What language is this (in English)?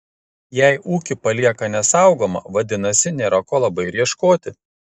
Lithuanian